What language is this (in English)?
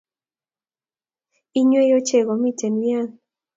Kalenjin